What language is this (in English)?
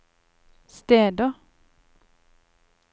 Norwegian